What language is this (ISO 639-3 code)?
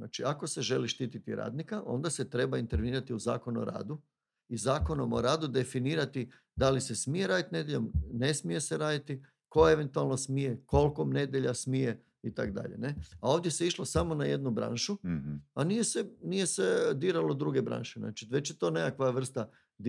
hrv